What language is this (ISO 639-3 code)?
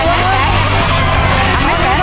tha